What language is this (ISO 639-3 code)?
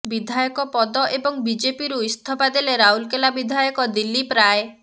ori